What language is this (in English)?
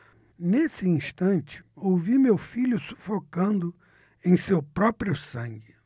Portuguese